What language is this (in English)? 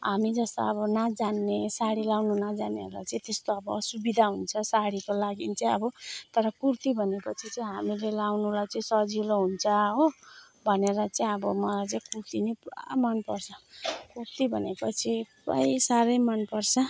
Nepali